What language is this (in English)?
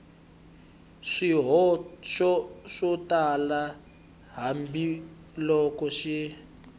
Tsonga